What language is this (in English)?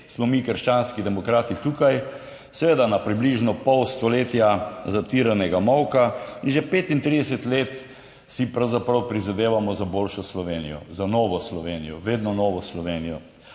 Slovenian